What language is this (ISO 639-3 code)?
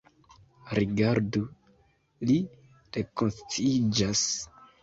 epo